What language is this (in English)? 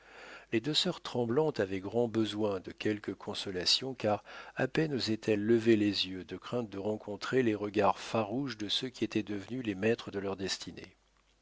French